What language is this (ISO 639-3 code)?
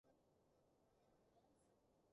yue